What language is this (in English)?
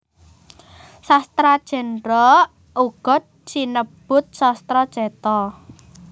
Javanese